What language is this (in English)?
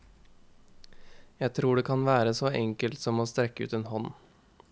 Norwegian